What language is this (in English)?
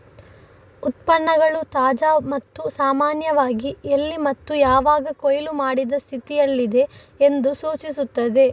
Kannada